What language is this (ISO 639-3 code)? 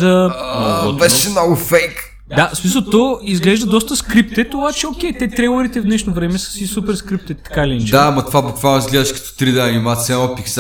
bul